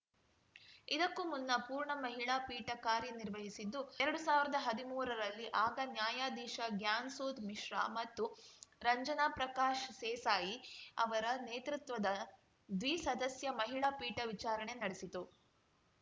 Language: Kannada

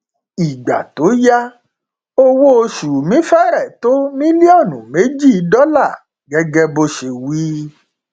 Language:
Yoruba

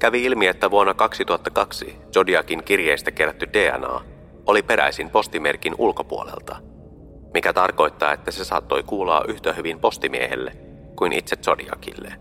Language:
Finnish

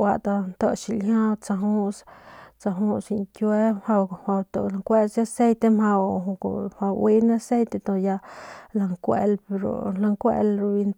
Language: Northern Pame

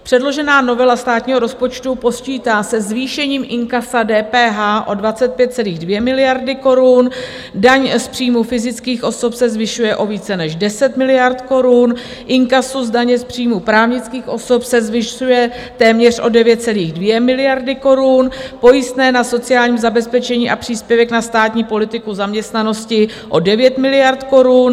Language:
Czech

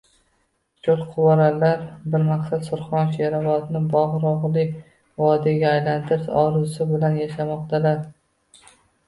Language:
Uzbek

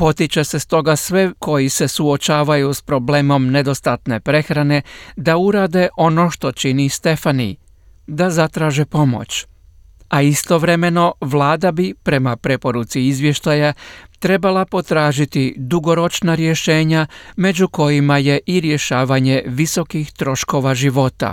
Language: Croatian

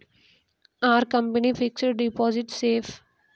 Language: Telugu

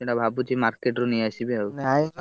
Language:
Odia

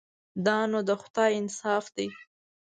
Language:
Pashto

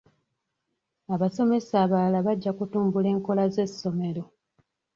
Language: Ganda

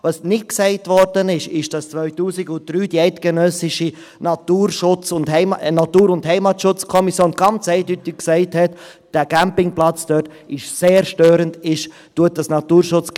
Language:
Swiss German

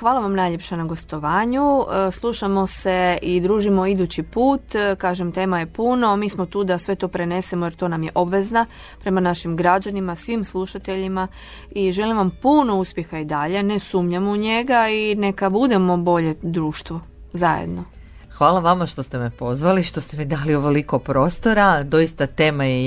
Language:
Croatian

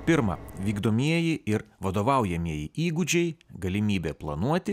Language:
Lithuanian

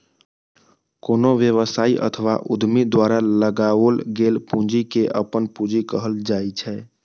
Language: Maithili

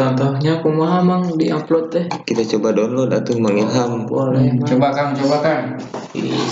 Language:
Indonesian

